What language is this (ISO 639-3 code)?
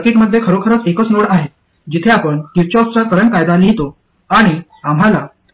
mar